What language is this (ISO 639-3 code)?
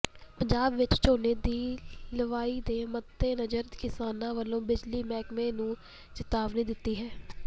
pan